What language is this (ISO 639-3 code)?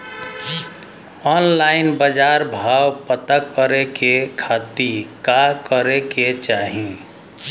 bho